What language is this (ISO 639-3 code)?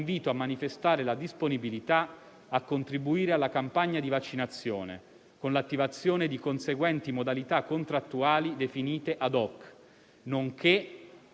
ita